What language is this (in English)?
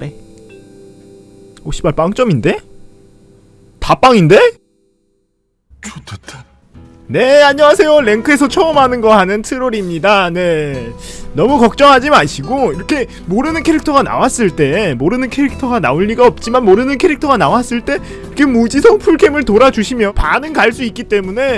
Korean